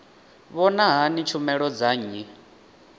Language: Venda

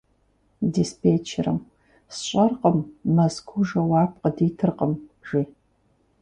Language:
Kabardian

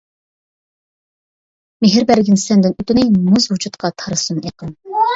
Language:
Uyghur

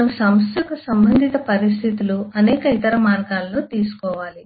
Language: Telugu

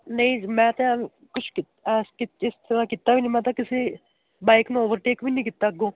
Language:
Punjabi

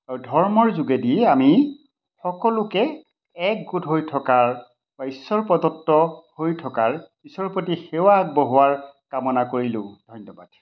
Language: Assamese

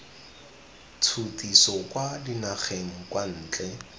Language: Tswana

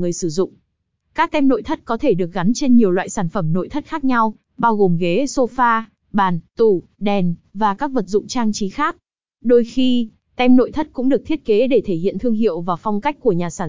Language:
Vietnamese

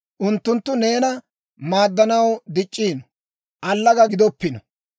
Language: Dawro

